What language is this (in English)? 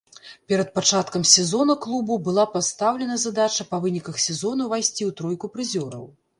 Belarusian